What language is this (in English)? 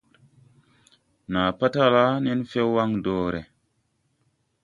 Tupuri